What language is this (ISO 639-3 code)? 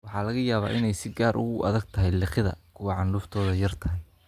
som